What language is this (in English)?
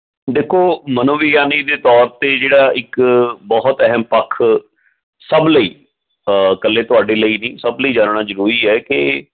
Punjabi